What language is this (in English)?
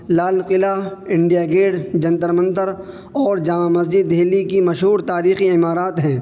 Urdu